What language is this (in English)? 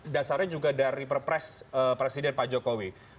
Indonesian